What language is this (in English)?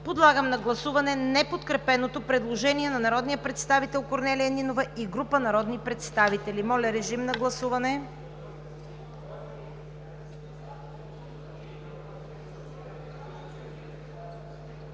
Bulgarian